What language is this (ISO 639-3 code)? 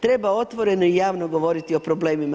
hrv